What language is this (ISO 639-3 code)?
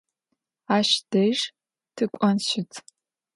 ady